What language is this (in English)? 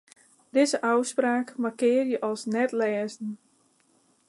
Western Frisian